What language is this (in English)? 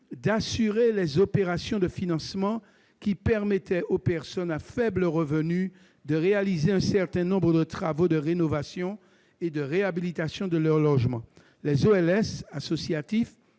French